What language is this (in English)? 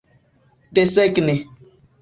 Esperanto